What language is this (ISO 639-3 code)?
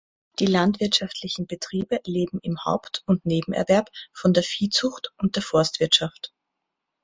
deu